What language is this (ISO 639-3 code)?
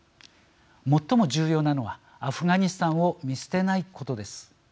jpn